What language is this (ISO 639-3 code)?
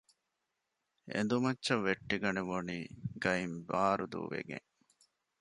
div